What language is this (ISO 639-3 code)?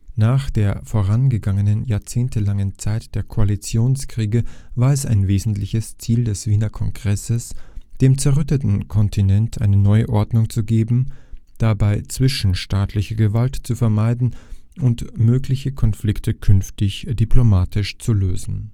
deu